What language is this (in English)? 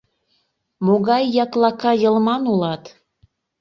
Mari